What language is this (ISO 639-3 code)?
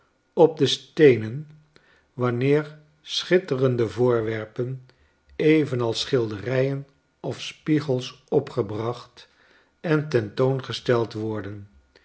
nld